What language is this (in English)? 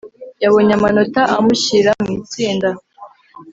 Kinyarwanda